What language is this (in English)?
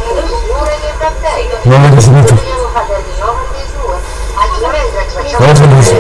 Italian